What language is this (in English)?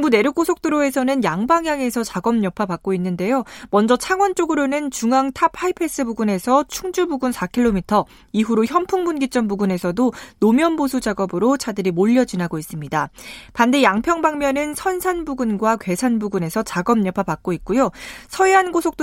Korean